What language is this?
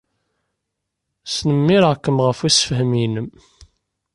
Kabyle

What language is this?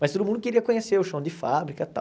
Portuguese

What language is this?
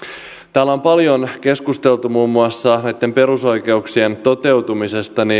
Finnish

